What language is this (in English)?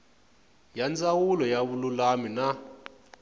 Tsonga